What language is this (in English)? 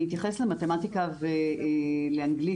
Hebrew